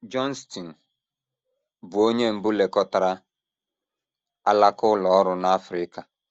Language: Igbo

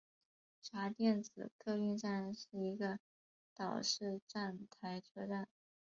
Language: Chinese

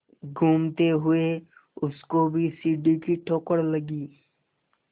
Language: Hindi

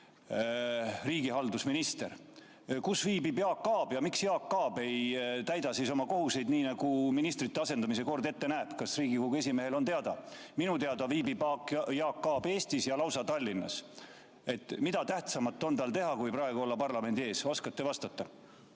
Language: Estonian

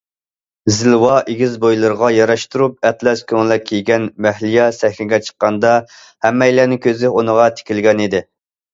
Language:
Uyghur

